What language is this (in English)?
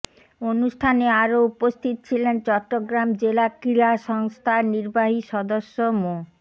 Bangla